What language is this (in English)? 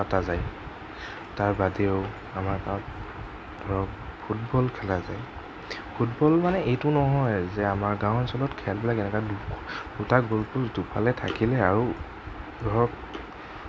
Assamese